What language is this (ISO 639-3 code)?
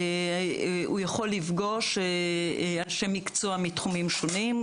heb